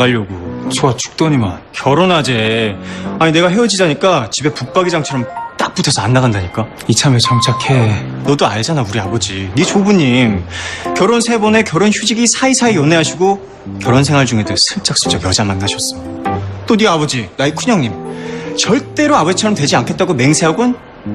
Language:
Korean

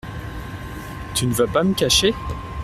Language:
French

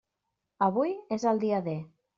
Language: Catalan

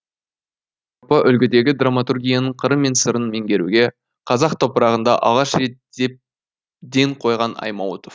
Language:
Kazakh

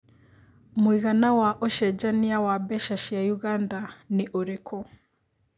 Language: Kikuyu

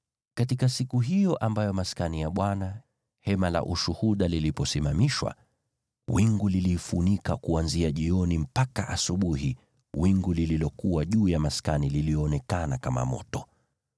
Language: Swahili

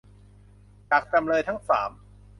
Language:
Thai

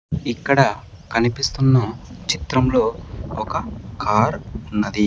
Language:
Telugu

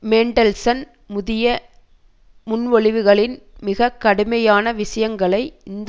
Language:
Tamil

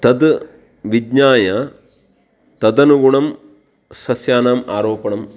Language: Sanskrit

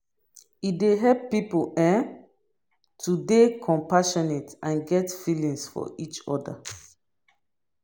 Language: Nigerian Pidgin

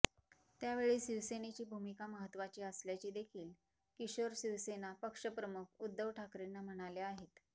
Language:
Marathi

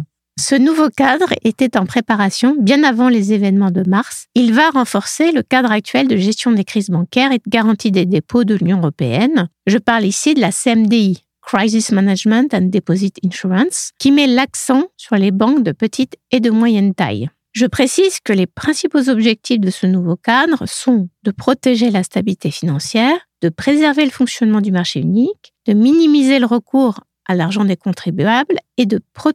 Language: French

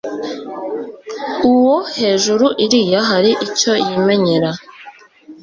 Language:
Kinyarwanda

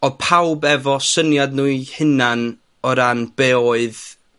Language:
Welsh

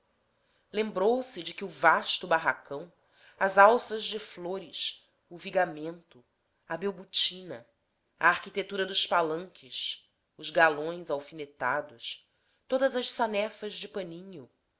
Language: Portuguese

